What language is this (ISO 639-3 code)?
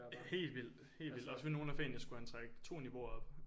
dan